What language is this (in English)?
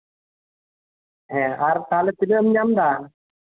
Santali